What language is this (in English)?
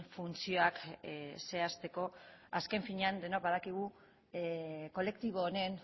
Basque